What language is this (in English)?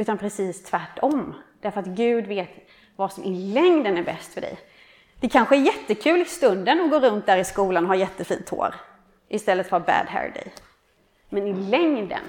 Swedish